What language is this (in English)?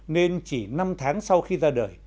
Vietnamese